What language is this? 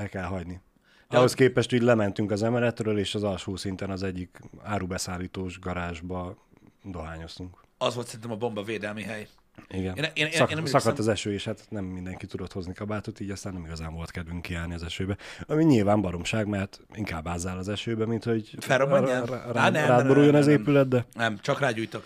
Hungarian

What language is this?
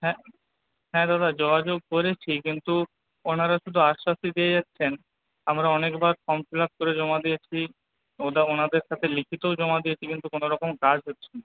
Bangla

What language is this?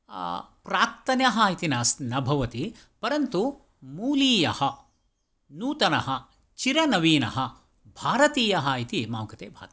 Sanskrit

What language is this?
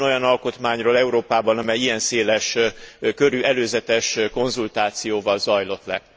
Hungarian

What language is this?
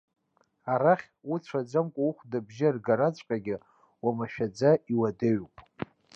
Abkhazian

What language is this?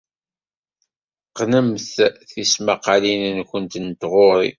Kabyle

